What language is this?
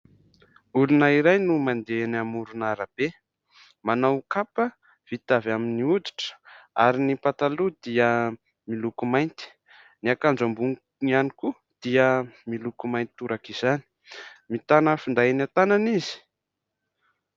Malagasy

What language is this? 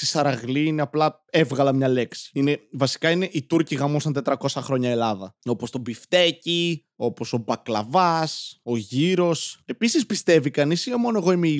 Greek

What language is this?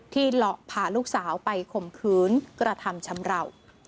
Thai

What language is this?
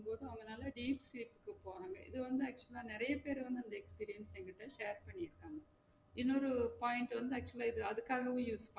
Tamil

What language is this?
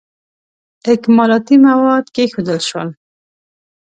Pashto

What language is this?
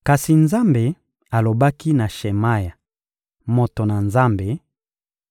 Lingala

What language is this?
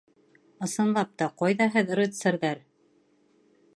Bashkir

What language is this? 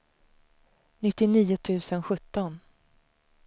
Swedish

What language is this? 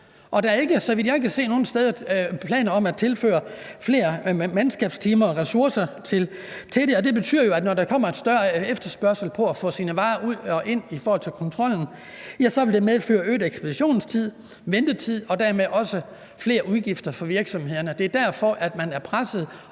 Danish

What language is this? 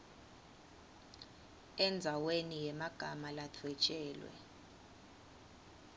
Swati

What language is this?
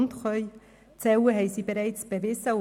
Swiss German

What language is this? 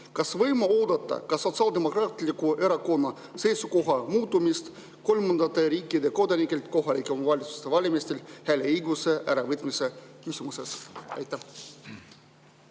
Estonian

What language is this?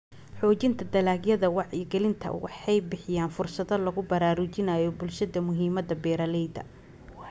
Somali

